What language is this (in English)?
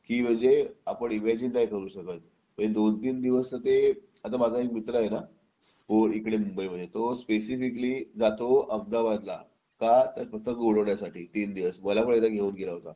Marathi